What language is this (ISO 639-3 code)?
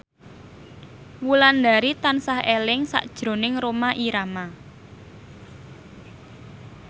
jav